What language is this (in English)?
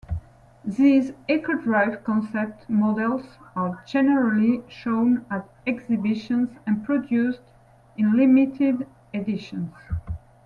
English